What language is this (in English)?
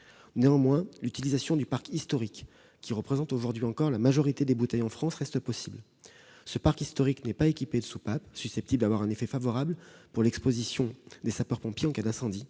French